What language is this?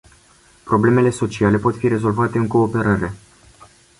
Romanian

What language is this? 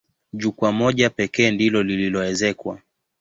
Swahili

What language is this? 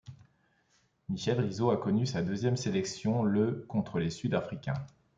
French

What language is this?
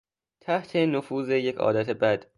Persian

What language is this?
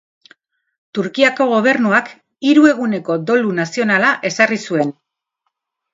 Basque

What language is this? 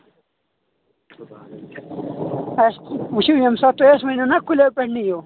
Kashmiri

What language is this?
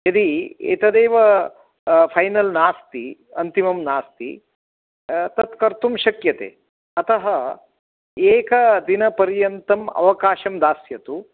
Sanskrit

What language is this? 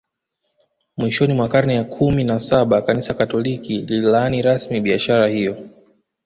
Swahili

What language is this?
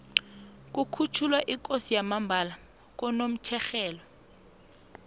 South Ndebele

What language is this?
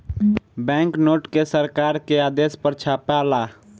Bhojpuri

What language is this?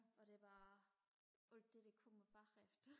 Danish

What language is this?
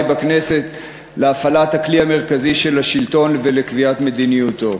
Hebrew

